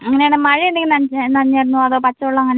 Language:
Malayalam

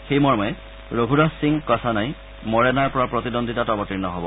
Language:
Assamese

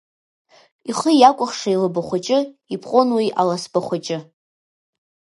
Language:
Abkhazian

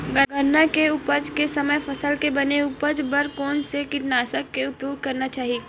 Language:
Chhattisgarhi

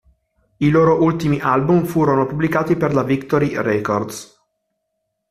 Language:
Italian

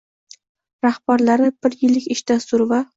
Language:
Uzbek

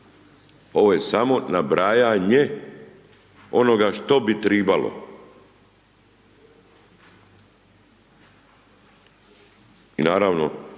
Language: Croatian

